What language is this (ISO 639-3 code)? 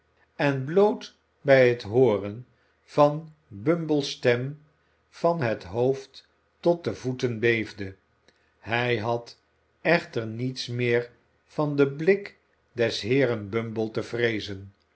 nld